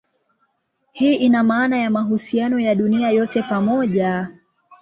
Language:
Swahili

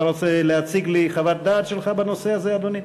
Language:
Hebrew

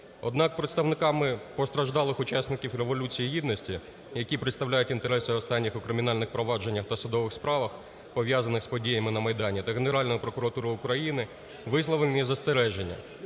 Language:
Ukrainian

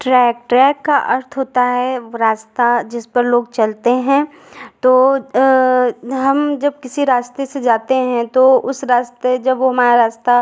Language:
Hindi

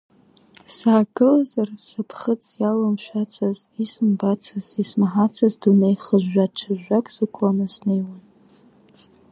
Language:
Abkhazian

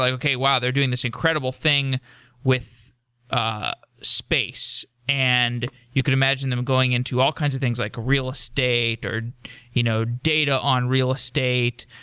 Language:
English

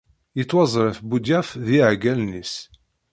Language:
Kabyle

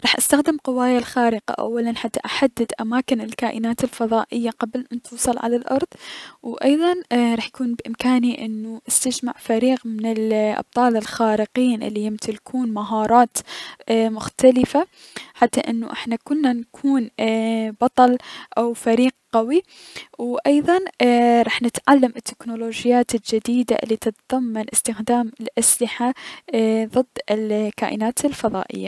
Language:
Mesopotamian Arabic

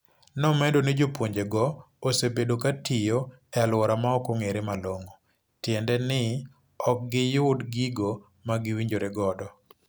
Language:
Luo (Kenya and Tanzania)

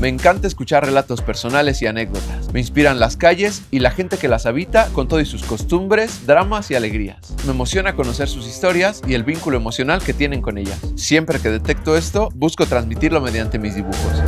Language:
Spanish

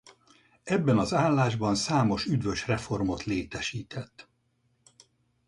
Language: Hungarian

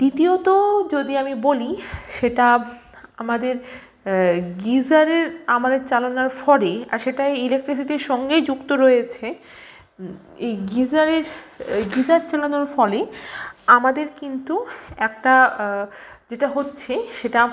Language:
Bangla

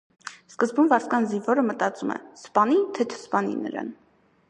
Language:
Armenian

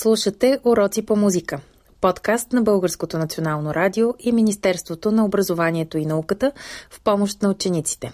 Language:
Bulgarian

